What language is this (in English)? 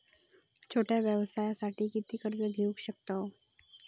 Marathi